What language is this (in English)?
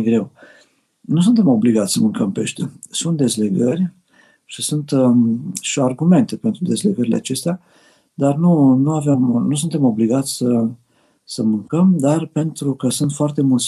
Romanian